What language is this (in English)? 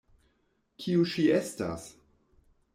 Esperanto